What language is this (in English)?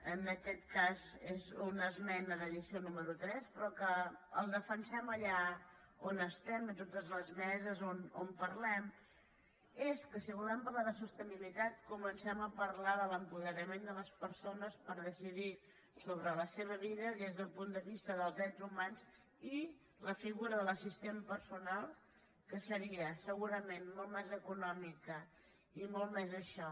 Catalan